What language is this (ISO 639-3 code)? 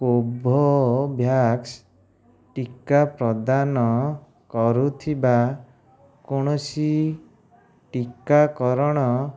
ori